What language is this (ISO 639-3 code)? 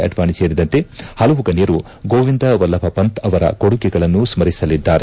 kan